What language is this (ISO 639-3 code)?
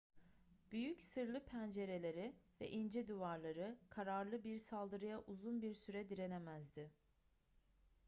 tur